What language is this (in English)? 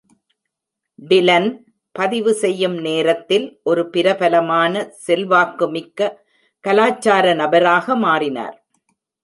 Tamil